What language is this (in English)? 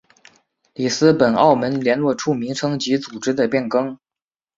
Chinese